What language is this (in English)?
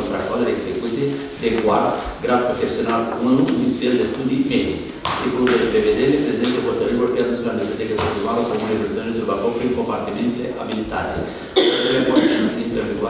Romanian